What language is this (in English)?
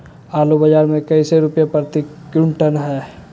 Magahi